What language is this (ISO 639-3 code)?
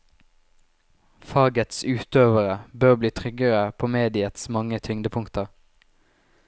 nor